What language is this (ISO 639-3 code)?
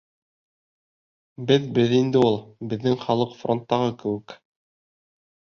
bak